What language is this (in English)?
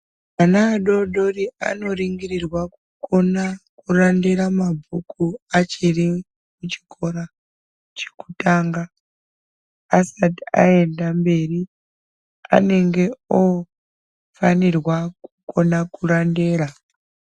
Ndau